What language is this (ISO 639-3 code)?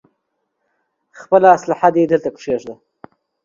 pus